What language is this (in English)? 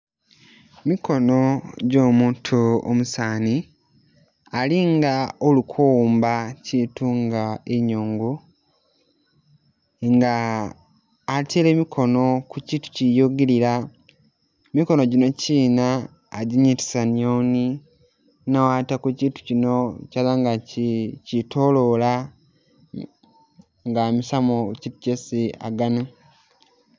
Masaaba